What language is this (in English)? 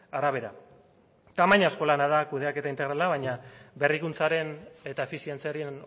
Basque